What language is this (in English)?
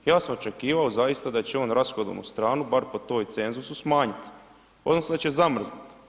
Croatian